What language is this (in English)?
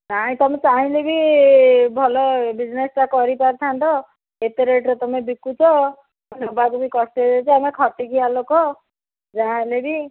Odia